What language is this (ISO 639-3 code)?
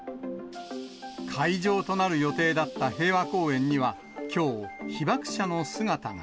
jpn